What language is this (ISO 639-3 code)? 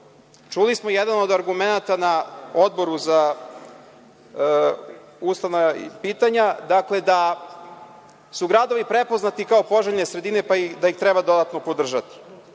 srp